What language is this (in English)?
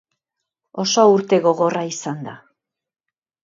Basque